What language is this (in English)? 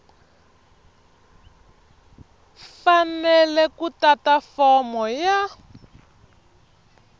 Tsonga